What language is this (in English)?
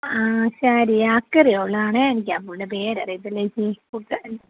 Malayalam